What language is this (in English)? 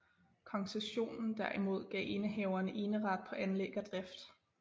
Danish